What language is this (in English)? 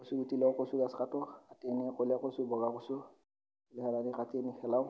Assamese